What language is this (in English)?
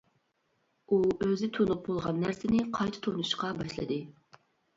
Uyghur